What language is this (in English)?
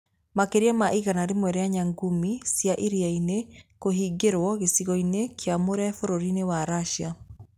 Kikuyu